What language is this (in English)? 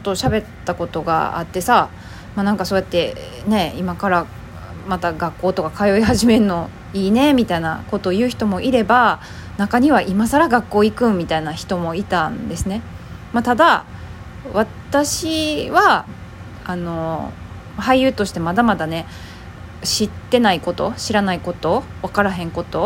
Japanese